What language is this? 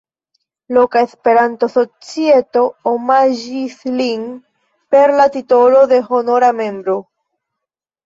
Esperanto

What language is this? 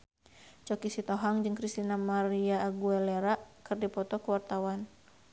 Sundanese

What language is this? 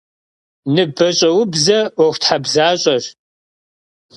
Kabardian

